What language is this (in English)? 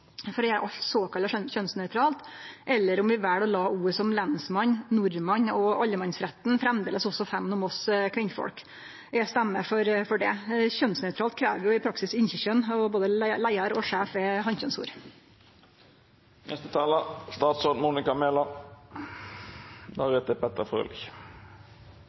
Norwegian Nynorsk